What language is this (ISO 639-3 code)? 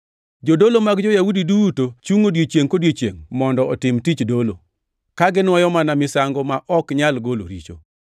luo